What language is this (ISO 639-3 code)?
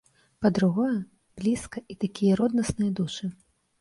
bel